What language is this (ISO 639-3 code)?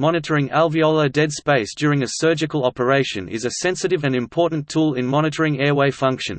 eng